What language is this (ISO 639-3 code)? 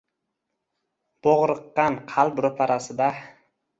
uzb